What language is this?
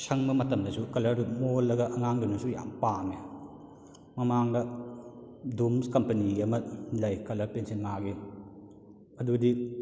Manipuri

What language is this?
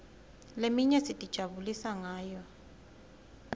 Swati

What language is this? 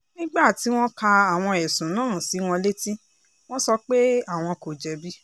Yoruba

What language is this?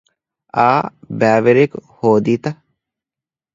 Divehi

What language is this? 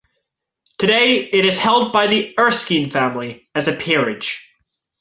English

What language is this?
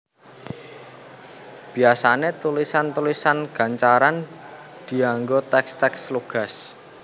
Javanese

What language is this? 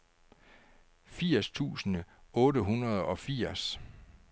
Danish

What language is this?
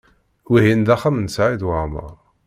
Kabyle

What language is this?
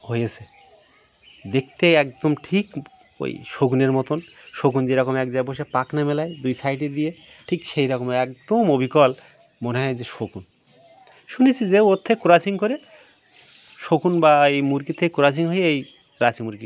Bangla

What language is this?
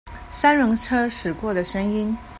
Chinese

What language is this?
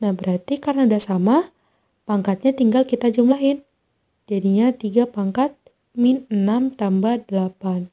Indonesian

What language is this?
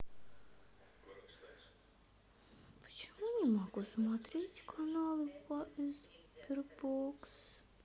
Russian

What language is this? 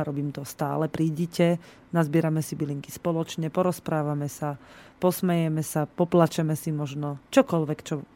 Slovak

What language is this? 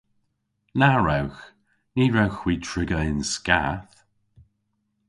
Cornish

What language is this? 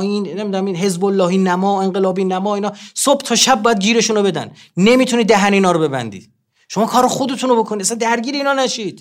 Persian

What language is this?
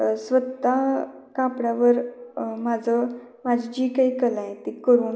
Marathi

